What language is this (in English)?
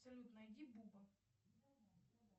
Russian